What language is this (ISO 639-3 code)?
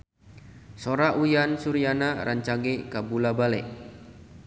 sun